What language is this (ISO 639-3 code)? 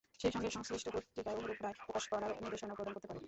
ben